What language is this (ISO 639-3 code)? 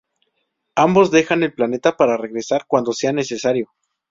spa